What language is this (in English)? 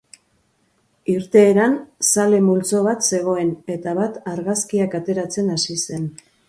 Basque